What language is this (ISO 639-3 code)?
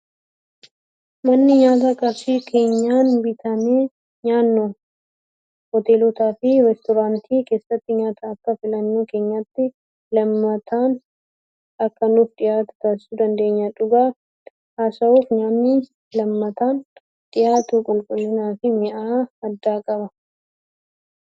orm